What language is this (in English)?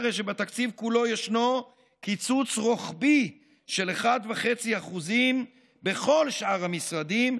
Hebrew